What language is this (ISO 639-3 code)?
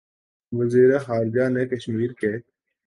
urd